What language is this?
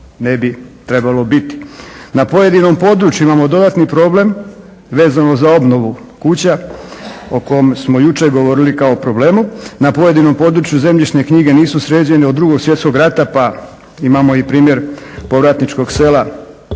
Croatian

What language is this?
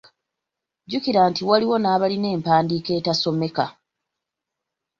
Ganda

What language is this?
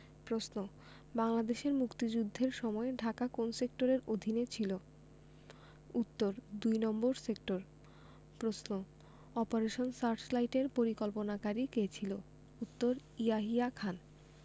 Bangla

